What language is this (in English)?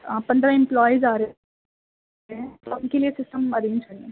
Urdu